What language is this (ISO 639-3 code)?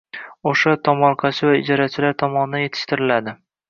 uzb